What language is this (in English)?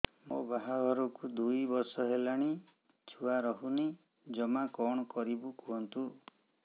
Odia